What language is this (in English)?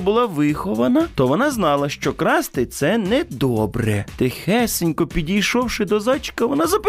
Ukrainian